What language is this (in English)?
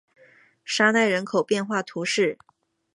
Chinese